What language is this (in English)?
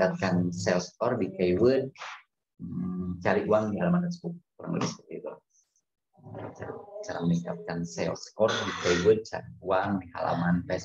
Indonesian